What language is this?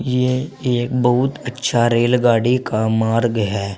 Hindi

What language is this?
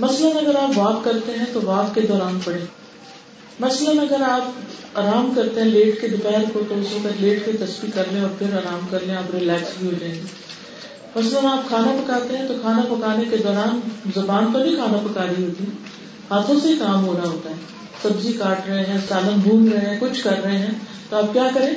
Urdu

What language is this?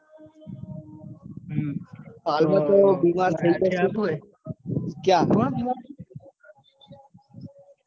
Gujarati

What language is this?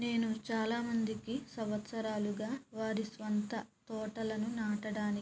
Telugu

